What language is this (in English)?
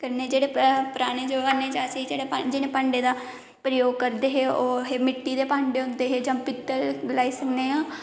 Dogri